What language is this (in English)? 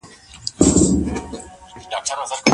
Pashto